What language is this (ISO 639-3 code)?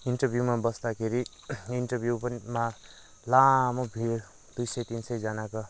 nep